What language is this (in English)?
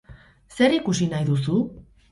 Basque